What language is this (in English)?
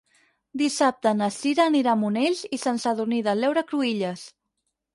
Catalan